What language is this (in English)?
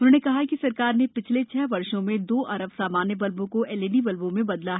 Hindi